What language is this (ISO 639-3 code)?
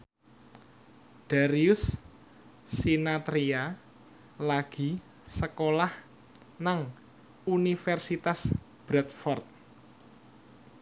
jav